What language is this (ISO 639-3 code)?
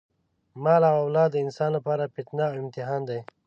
pus